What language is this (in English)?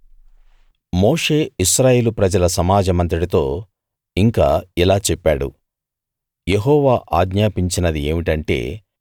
Telugu